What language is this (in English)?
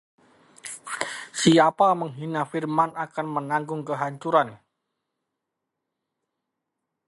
Indonesian